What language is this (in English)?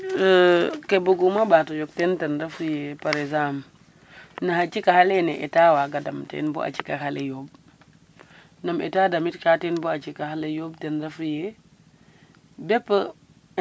Serer